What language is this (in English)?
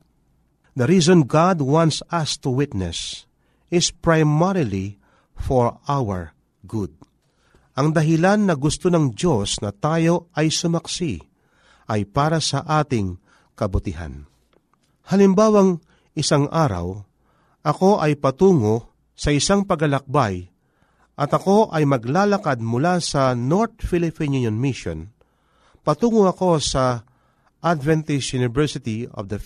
Filipino